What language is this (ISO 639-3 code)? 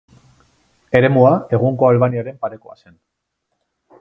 eus